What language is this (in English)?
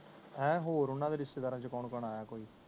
Punjabi